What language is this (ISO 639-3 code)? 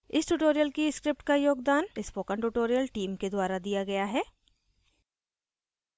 hin